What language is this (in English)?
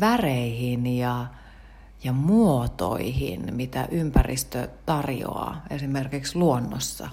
Finnish